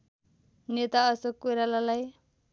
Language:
Nepali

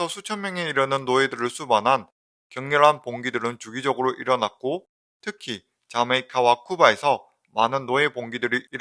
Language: Korean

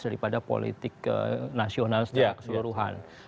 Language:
Indonesian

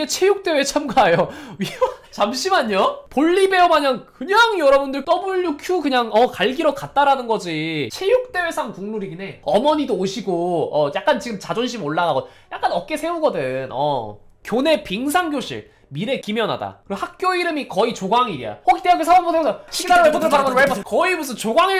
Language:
Korean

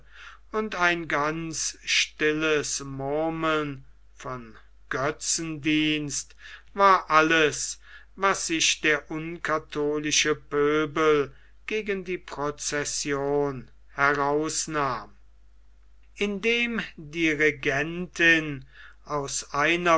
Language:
German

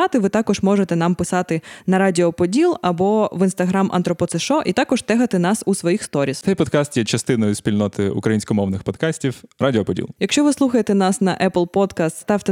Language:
Ukrainian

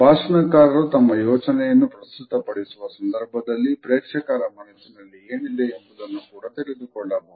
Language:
Kannada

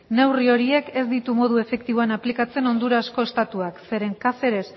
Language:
Basque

